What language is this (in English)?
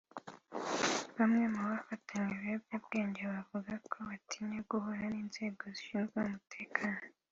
Kinyarwanda